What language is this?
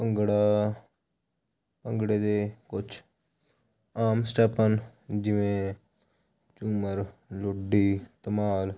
Punjabi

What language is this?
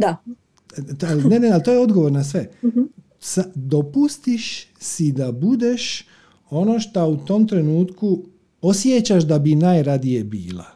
Croatian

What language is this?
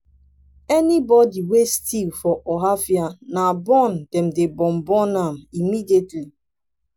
Nigerian Pidgin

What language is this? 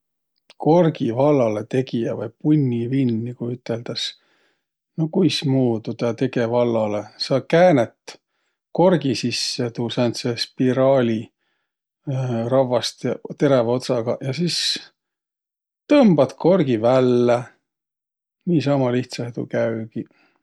Võro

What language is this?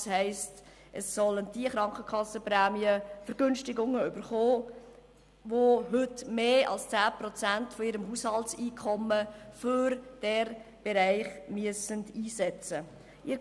Swiss German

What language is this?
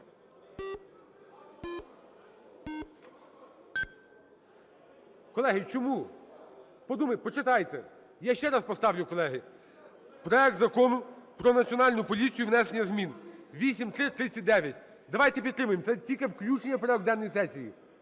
Ukrainian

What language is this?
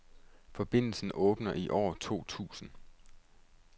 Danish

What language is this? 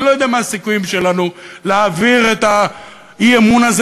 Hebrew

